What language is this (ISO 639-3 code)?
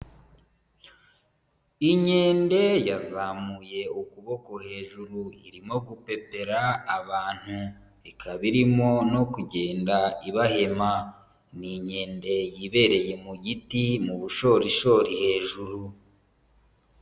kin